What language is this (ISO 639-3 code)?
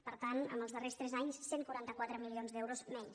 cat